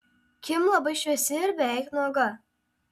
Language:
Lithuanian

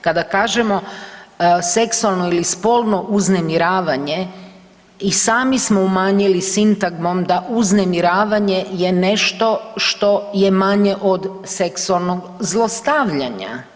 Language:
Croatian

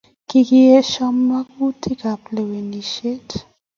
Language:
Kalenjin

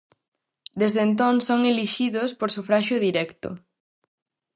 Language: Galician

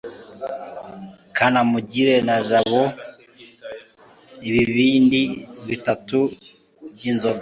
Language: Kinyarwanda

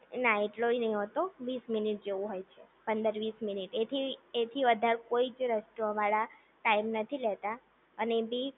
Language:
Gujarati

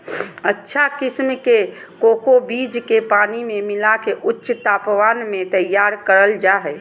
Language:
Magahi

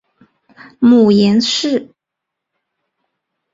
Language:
Chinese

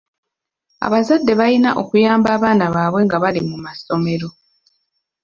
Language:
Ganda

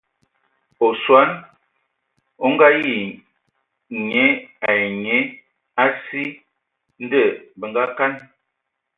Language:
Ewondo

